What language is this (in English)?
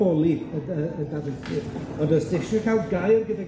Welsh